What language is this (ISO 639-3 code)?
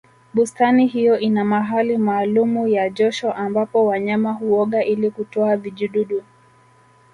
swa